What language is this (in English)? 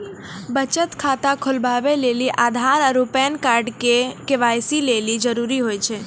Maithili